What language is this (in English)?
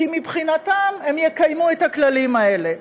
Hebrew